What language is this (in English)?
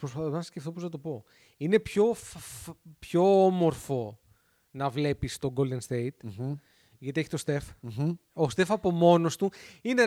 Greek